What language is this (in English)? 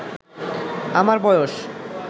Bangla